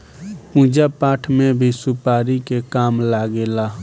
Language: Bhojpuri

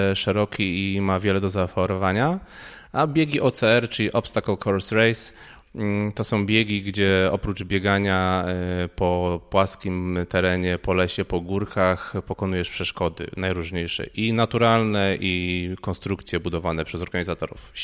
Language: Polish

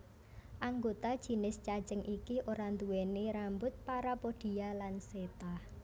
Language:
Javanese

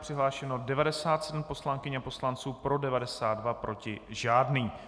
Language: Czech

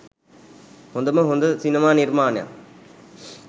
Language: Sinhala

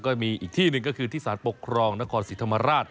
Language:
Thai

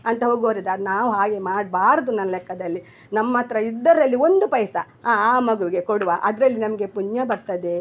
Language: Kannada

